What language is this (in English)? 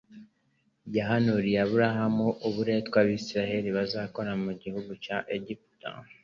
Kinyarwanda